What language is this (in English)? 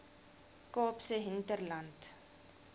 Afrikaans